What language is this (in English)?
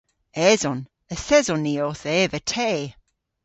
Cornish